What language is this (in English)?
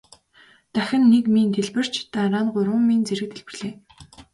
Mongolian